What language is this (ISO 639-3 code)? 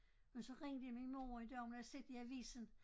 dan